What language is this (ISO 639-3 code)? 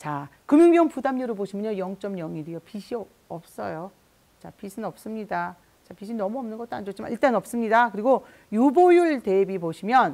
kor